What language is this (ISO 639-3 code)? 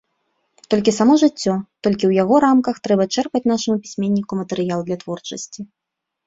bel